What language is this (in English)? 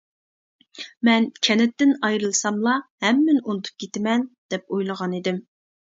Uyghur